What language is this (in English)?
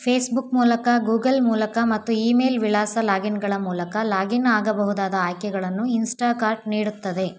Kannada